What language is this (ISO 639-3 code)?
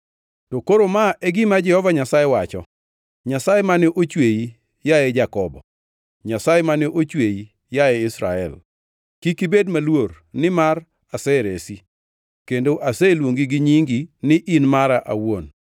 luo